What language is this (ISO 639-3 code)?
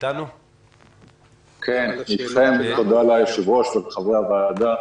heb